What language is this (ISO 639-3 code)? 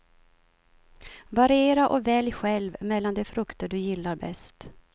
swe